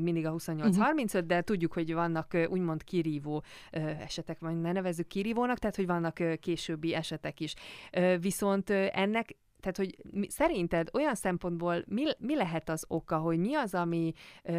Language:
Hungarian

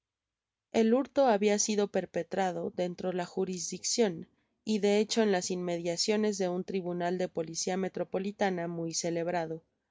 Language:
Spanish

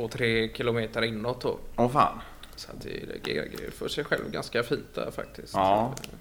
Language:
Swedish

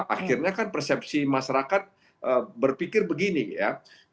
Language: Indonesian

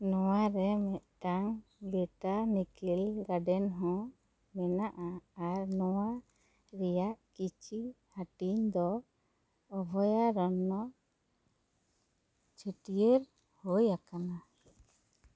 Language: Santali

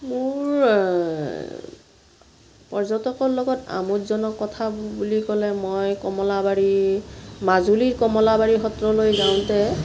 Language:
Assamese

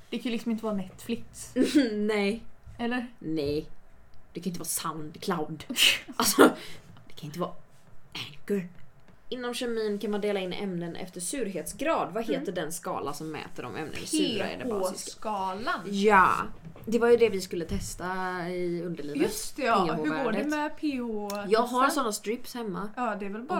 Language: Swedish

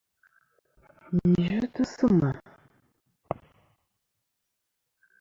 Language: Kom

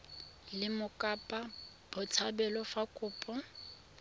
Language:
Tswana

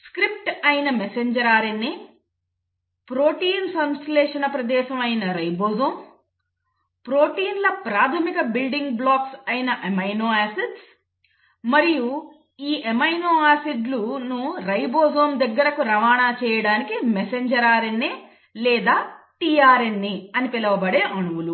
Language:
Telugu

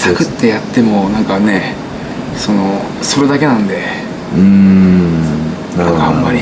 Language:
Japanese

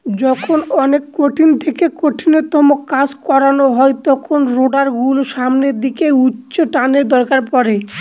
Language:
Bangla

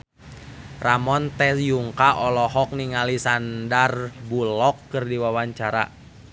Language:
Sundanese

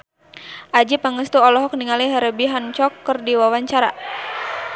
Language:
Sundanese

